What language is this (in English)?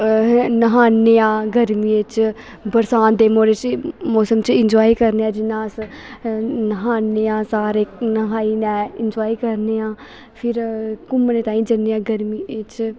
Dogri